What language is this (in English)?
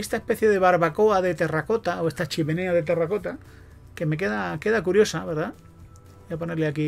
Spanish